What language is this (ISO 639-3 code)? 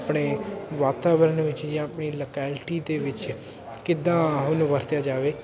pan